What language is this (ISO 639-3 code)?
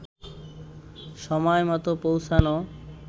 ben